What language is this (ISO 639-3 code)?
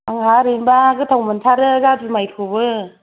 brx